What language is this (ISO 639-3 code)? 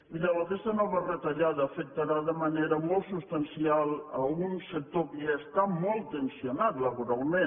cat